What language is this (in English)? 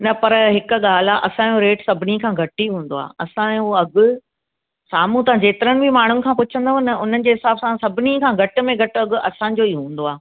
Sindhi